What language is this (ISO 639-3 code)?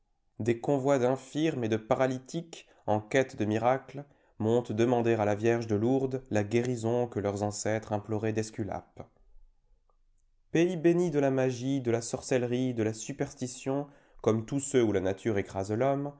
fra